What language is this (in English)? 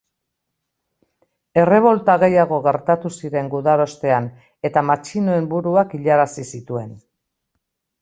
Basque